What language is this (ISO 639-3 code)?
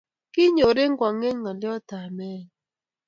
kln